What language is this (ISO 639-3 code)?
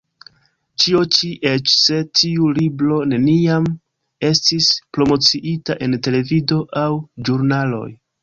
epo